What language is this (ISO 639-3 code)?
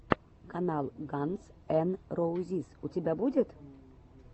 rus